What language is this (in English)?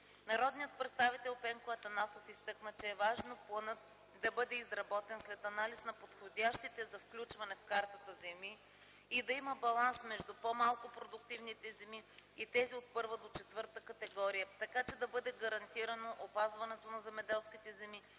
Bulgarian